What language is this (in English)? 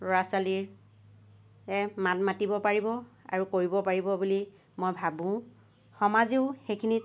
Assamese